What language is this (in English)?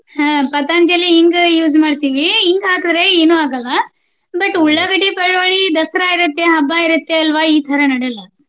Kannada